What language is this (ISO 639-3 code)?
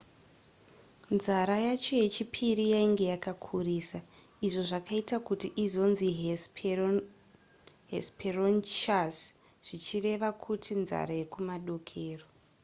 sna